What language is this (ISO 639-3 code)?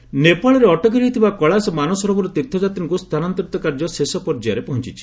ori